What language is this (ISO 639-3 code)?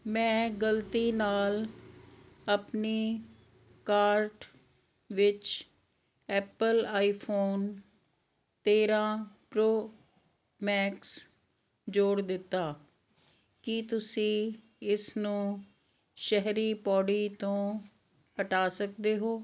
pan